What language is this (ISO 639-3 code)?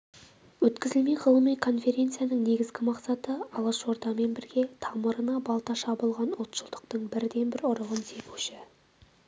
kaz